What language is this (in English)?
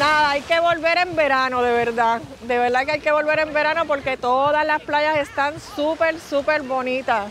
Spanish